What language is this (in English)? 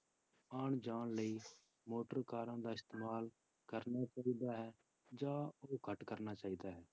Punjabi